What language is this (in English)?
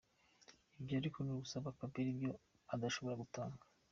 Kinyarwanda